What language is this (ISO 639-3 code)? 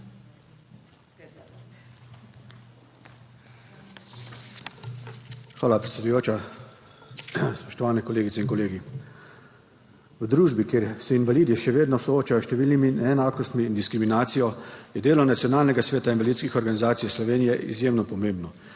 slv